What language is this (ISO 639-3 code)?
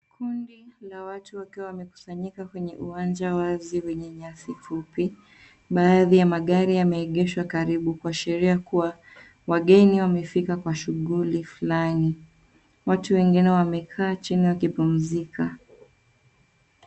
swa